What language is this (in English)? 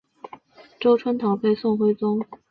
Chinese